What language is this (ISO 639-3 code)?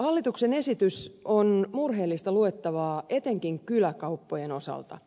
fin